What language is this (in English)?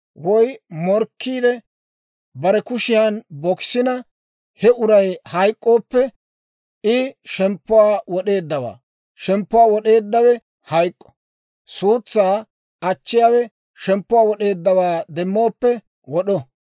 Dawro